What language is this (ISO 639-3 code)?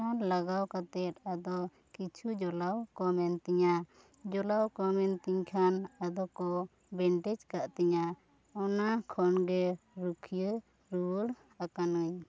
sat